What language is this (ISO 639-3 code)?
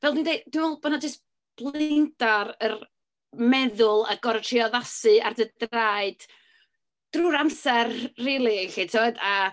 cym